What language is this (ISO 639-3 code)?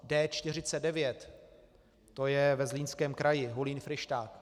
ces